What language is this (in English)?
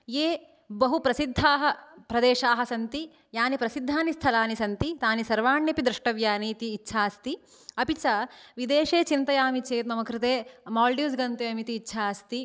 Sanskrit